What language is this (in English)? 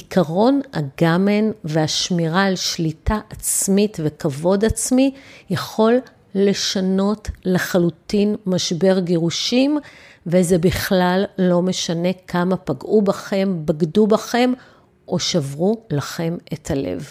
Hebrew